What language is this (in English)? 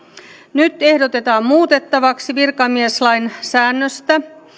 Finnish